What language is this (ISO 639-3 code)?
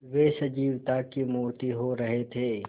hin